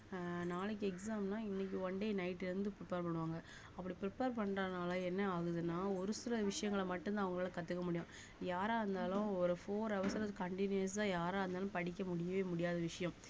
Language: Tamil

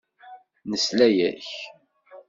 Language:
Kabyle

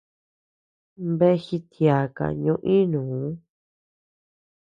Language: Tepeuxila Cuicatec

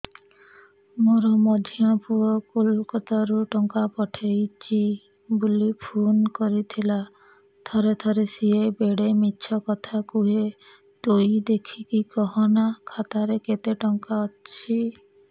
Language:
Odia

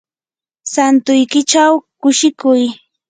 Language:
Yanahuanca Pasco Quechua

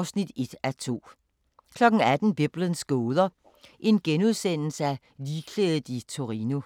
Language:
Danish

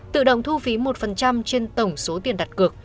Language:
Vietnamese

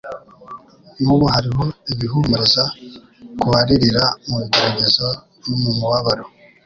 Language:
Kinyarwanda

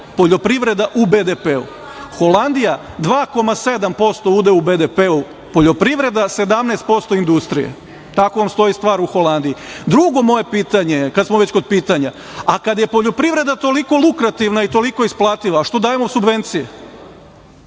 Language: Serbian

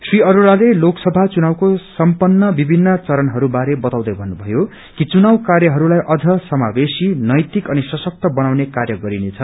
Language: Nepali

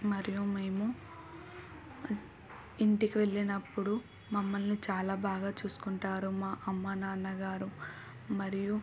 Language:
Telugu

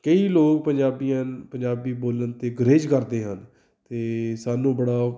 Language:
Punjabi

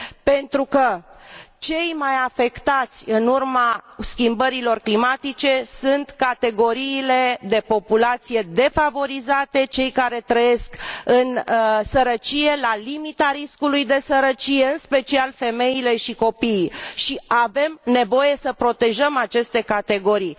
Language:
Romanian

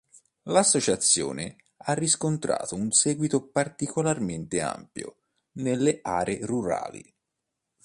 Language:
Italian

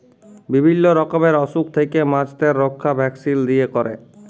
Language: Bangla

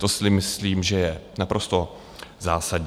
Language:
Czech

